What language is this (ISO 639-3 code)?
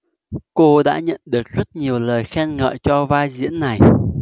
vie